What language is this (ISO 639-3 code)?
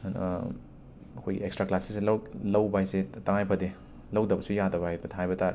mni